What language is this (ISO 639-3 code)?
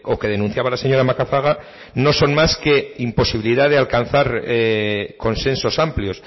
spa